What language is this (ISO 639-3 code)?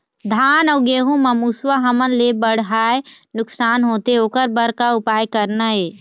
hne